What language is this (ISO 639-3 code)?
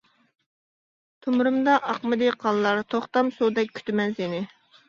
uig